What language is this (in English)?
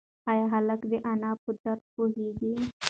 Pashto